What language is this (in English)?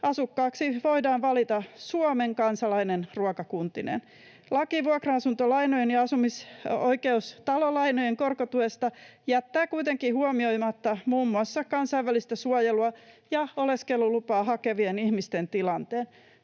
Finnish